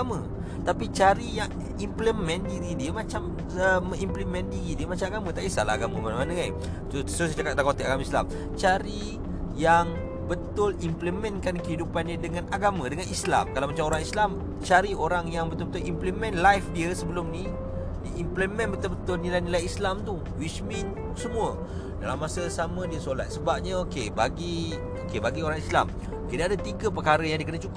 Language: Malay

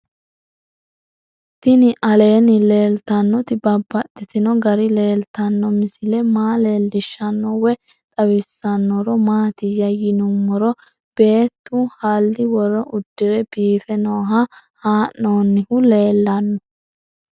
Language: Sidamo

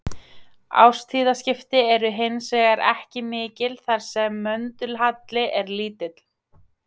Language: Icelandic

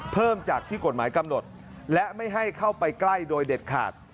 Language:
Thai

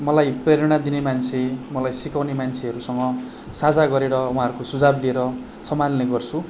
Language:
Nepali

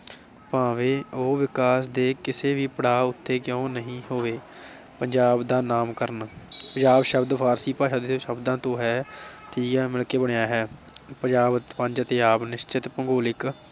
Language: Punjabi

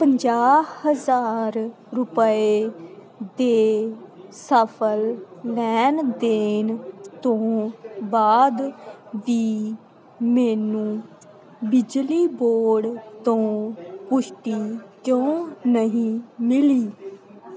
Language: Punjabi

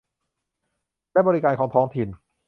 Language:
Thai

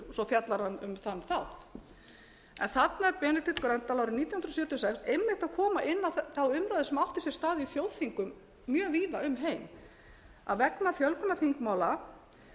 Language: Icelandic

